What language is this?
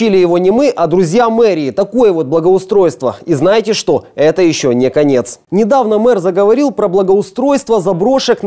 Russian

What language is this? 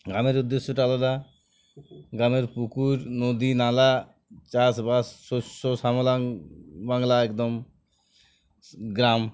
Bangla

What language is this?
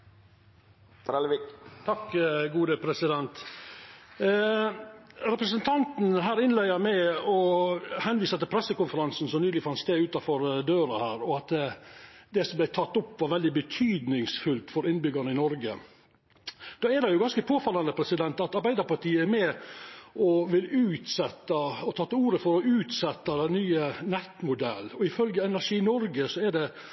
Norwegian Nynorsk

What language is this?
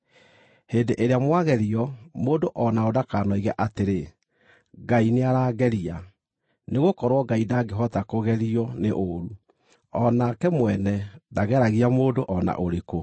Kikuyu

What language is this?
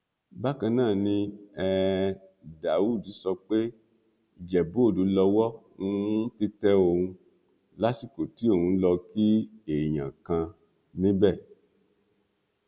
Yoruba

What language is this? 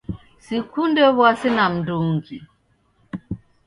Taita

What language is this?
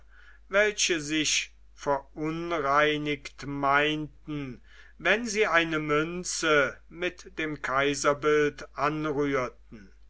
German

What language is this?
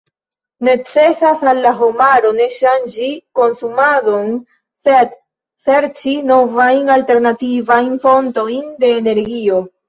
Esperanto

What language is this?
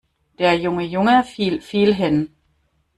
German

